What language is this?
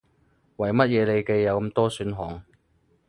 Cantonese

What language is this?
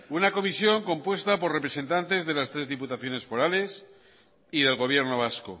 Spanish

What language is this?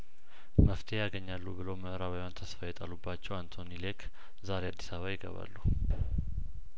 Amharic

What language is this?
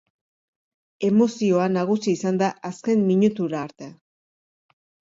Basque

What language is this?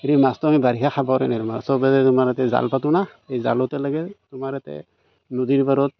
Assamese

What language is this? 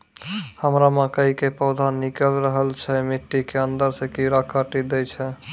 Maithili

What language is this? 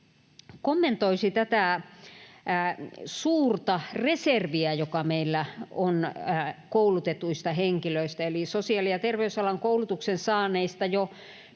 Finnish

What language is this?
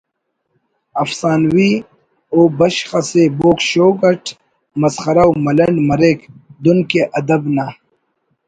Brahui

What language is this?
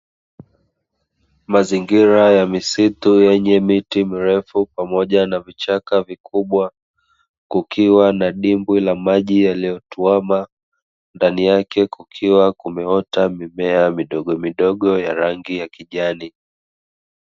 Swahili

